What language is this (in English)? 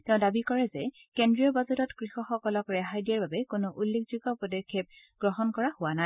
Assamese